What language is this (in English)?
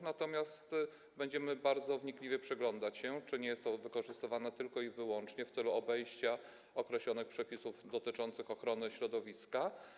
Polish